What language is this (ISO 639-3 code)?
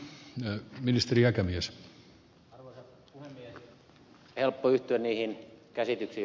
fin